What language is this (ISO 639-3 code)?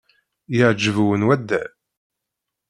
kab